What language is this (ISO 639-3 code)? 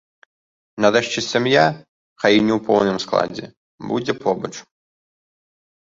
bel